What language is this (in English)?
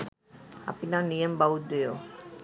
Sinhala